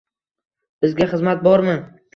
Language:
Uzbek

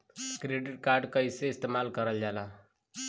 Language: Bhojpuri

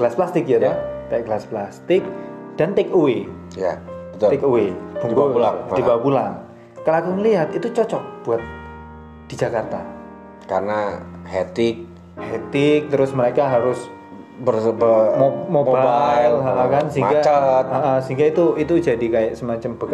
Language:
Indonesian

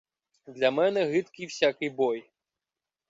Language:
Ukrainian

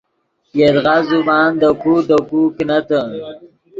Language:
Yidgha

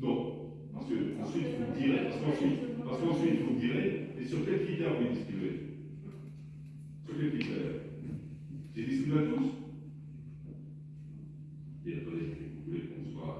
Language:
French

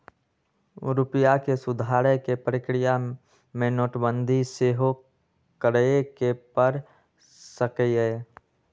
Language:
Magahi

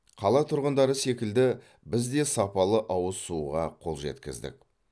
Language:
Kazakh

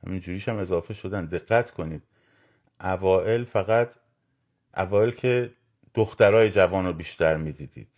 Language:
Persian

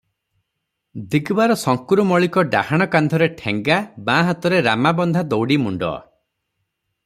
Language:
Odia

